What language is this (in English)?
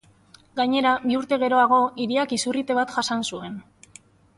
Basque